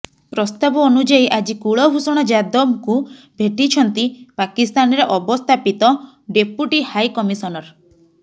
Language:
Odia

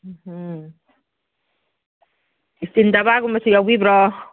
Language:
Manipuri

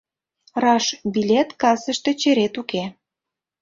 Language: Mari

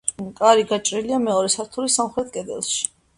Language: Georgian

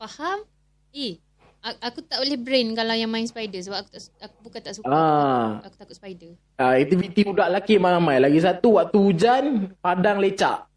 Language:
Malay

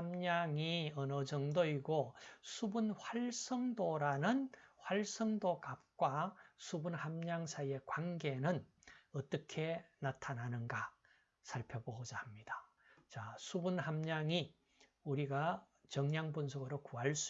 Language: Korean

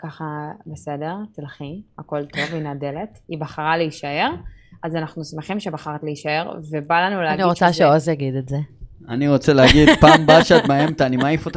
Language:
Hebrew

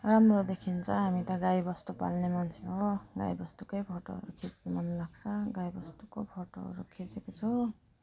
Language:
Nepali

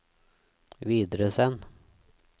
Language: Norwegian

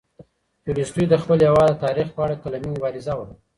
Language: Pashto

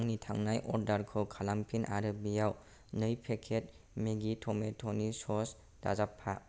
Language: Bodo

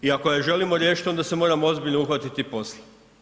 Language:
Croatian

